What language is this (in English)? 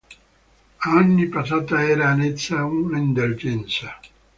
Italian